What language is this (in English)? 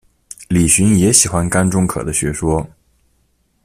Chinese